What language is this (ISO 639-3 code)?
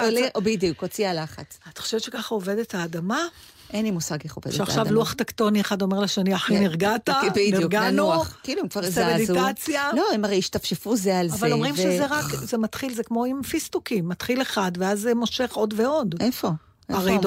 heb